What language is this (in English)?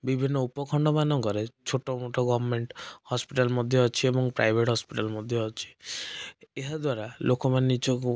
Odia